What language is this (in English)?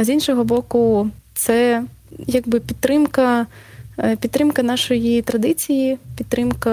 Ukrainian